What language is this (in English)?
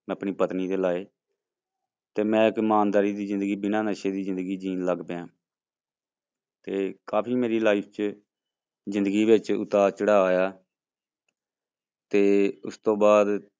Punjabi